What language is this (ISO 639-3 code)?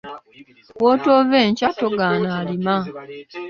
lug